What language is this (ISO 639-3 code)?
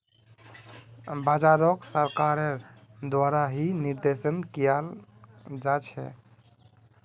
mag